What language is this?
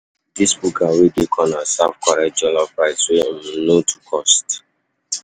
Nigerian Pidgin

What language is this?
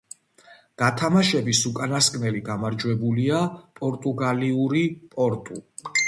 Georgian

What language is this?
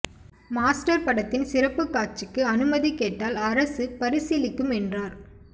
Tamil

